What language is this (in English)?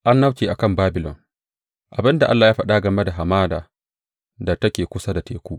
Hausa